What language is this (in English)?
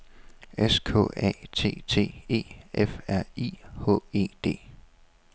Danish